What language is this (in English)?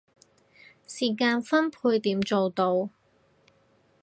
Cantonese